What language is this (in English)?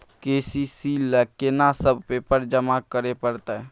Maithili